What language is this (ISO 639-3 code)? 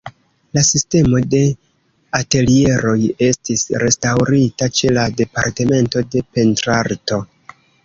epo